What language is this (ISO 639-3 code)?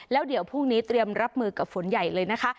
tha